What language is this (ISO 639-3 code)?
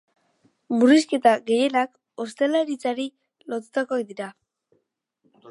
eus